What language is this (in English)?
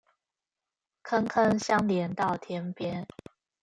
Chinese